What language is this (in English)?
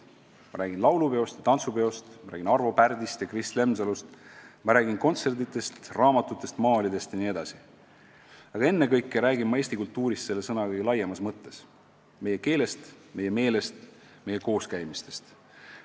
Estonian